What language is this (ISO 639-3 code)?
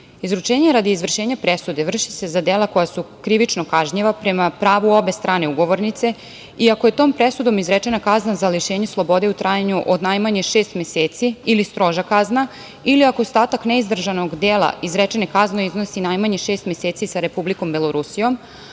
srp